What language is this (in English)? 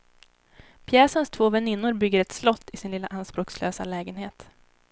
Swedish